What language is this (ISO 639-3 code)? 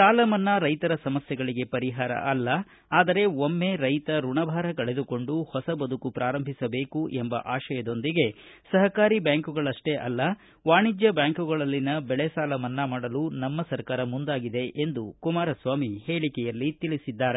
kan